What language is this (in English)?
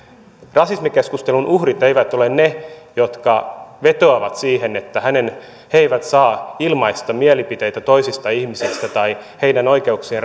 Finnish